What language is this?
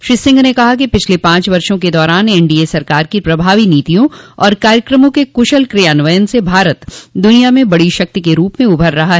Hindi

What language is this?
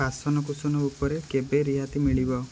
Odia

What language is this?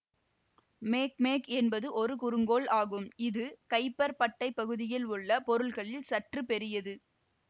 Tamil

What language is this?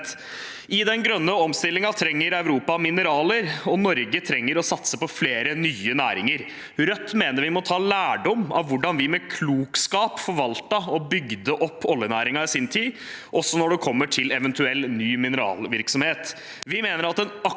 Norwegian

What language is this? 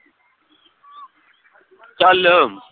Punjabi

